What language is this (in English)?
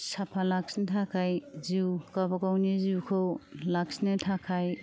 Bodo